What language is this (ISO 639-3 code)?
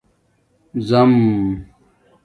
dmk